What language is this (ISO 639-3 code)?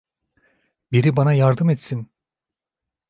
tur